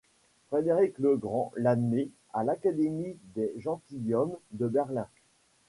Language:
French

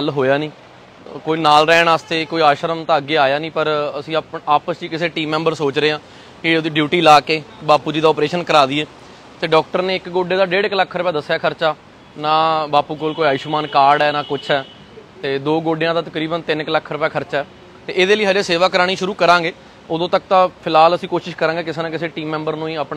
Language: Hindi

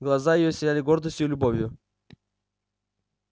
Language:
Russian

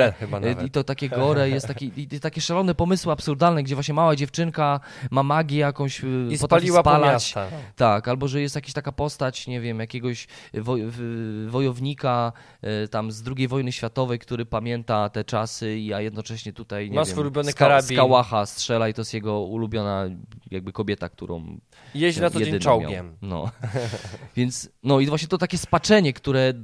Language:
Polish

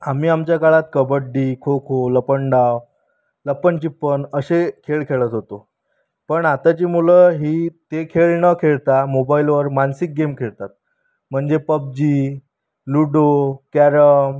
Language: Marathi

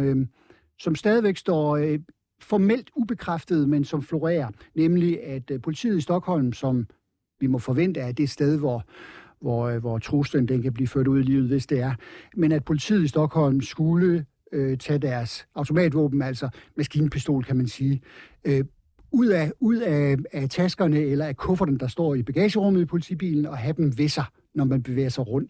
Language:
Danish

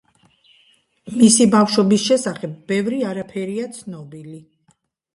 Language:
Georgian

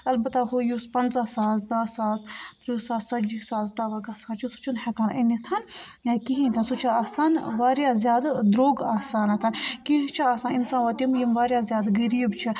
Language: Kashmiri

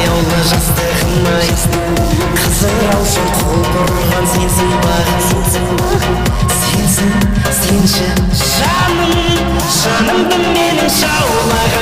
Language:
Turkish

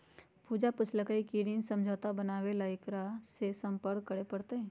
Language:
Magahi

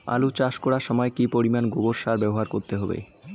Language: Bangla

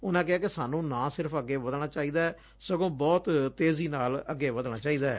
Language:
Punjabi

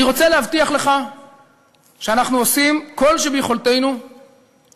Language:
Hebrew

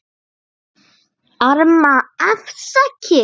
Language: Icelandic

